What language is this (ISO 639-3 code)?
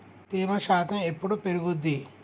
tel